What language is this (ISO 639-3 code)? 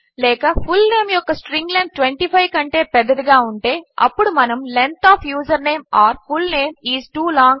tel